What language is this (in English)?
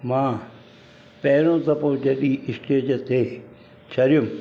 Sindhi